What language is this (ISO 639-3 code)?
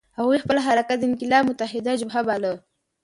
pus